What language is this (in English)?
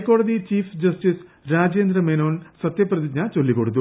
Malayalam